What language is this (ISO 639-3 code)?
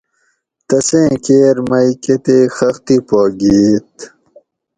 gwc